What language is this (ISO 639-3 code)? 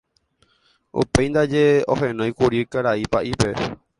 grn